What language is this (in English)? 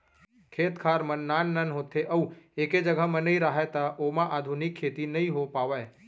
Chhattisgarhi